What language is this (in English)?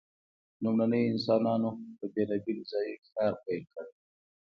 Pashto